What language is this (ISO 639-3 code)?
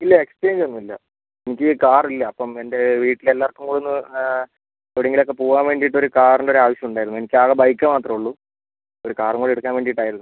mal